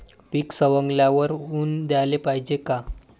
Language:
Marathi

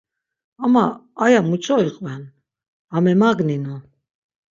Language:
Laz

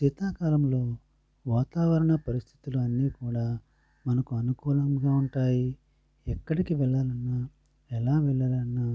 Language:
Telugu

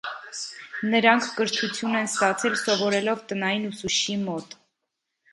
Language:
Armenian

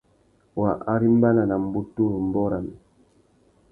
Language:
Tuki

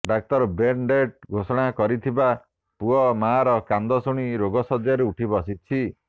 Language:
Odia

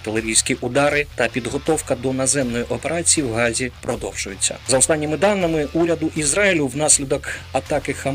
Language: Ukrainian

